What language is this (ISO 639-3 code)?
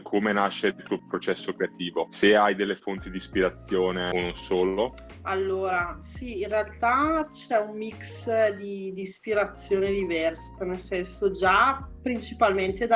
ita